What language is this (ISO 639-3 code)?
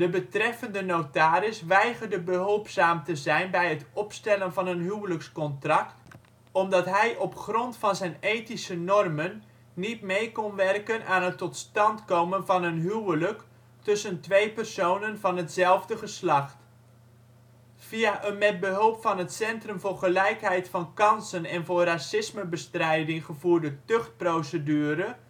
nld